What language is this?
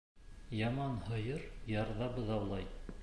Bashkir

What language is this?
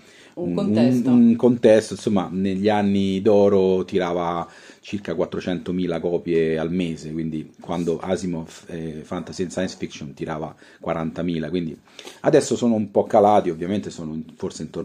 Italian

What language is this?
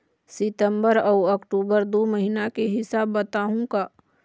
Chhattisgarhi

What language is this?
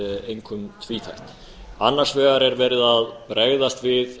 Icelandic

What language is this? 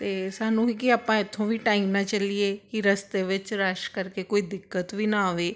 Punjabi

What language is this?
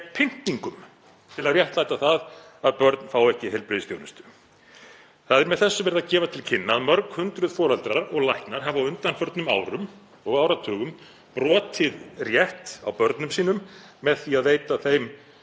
Icelandic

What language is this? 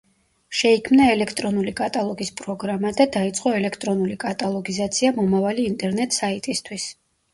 Georgian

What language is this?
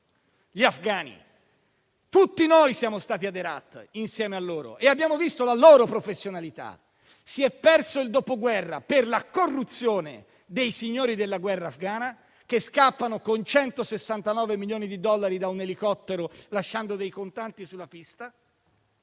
Italian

